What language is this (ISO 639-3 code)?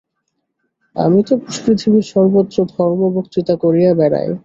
ben